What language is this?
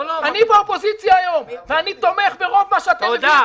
Hebrew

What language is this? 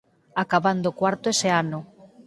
Galician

